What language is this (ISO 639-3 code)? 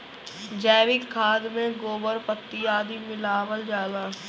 bho